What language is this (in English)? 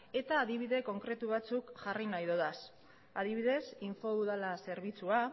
Basque